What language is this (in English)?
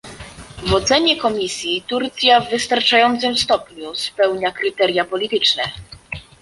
Polish